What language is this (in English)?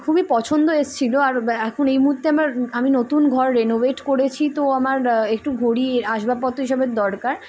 Bangla